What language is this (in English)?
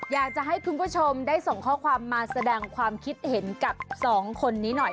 Thai